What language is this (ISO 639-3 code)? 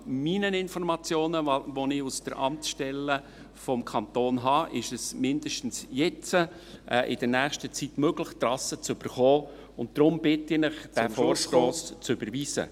gsw